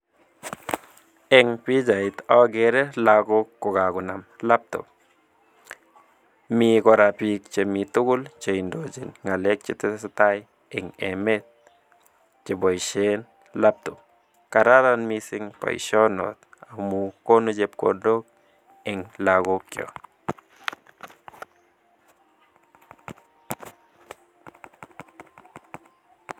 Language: Kalenjin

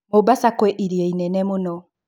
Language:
Kikuyu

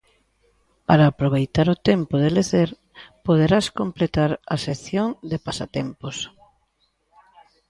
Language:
Galician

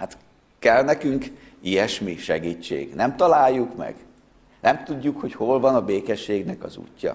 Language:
Hungarian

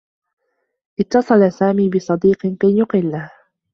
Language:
Arabic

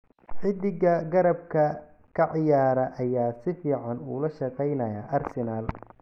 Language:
Somali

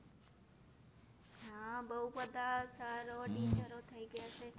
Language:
Gujarati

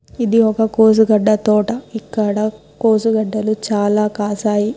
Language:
Telugu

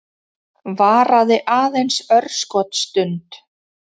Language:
Icelandic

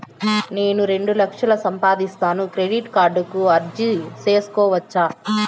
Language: Telugu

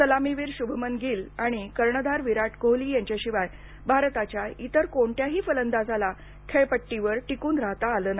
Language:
Marathi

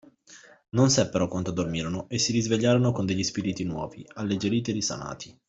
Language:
Italian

